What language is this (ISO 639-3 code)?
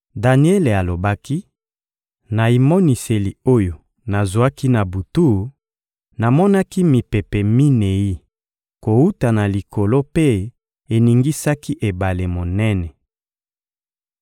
lin